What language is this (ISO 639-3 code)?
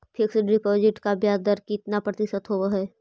mag